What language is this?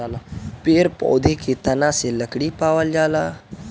Bhojpuri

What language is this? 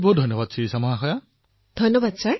Assamese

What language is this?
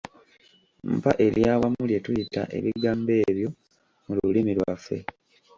Ganda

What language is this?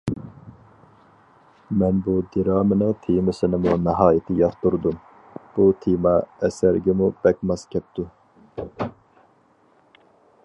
Uyghur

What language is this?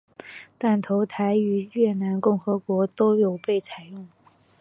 Chinese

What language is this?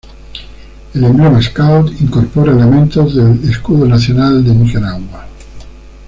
Spanish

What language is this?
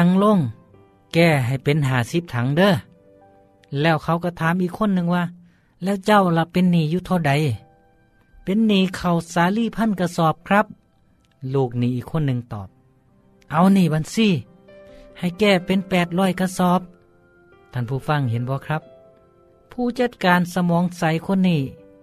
Thai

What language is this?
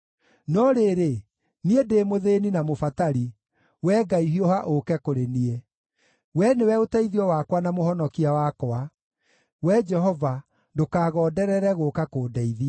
Kikuyu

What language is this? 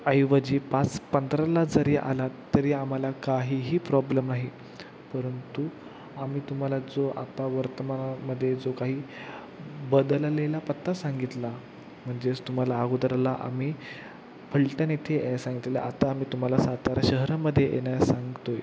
Marathi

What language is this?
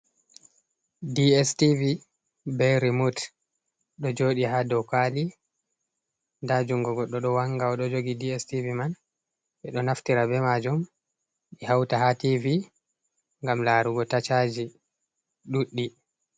Fula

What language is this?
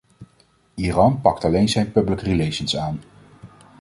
Dutch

